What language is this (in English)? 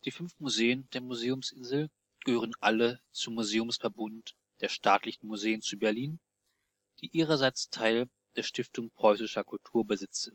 German